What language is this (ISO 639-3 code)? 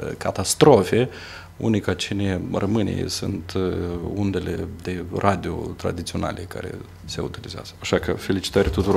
ron